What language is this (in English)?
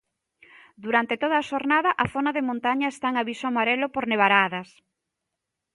Galician